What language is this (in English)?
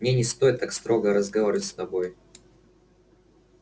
Russian